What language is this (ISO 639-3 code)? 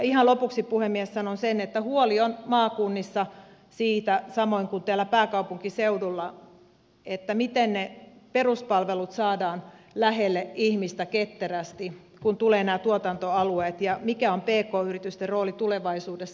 fin